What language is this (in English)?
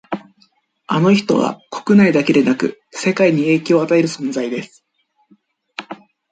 Japanese